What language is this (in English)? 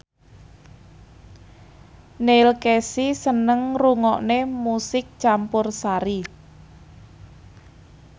Javanese